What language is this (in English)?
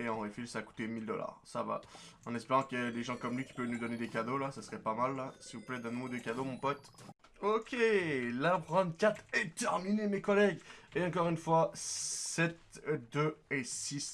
French